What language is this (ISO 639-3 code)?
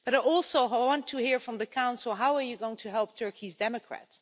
eng